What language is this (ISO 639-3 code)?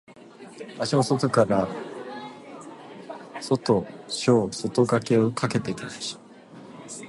jpn